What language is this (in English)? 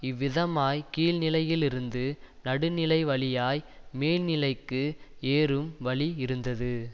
Tamil